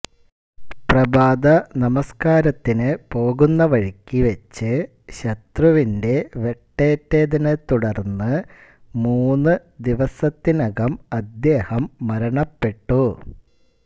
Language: Malayalam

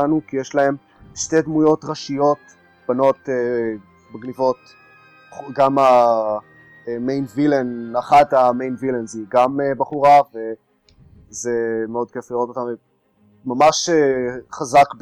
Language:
Hebrew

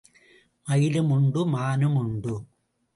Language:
Tamil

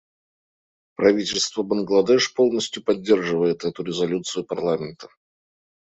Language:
Russian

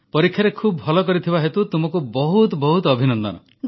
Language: Odia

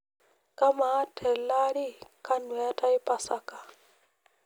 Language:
Masai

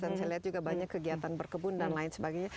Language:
Indonesian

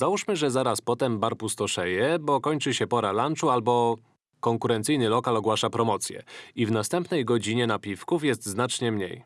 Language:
Polish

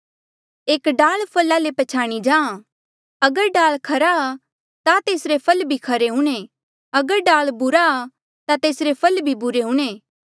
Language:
Mandeali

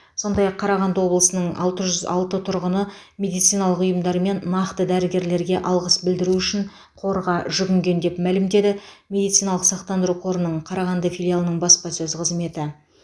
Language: Kazakh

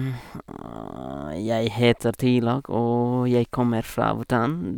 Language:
Norwegian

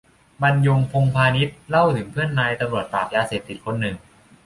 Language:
Thai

